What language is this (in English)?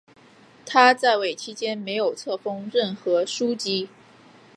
Chinese